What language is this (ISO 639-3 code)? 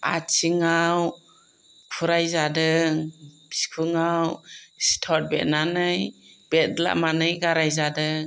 brx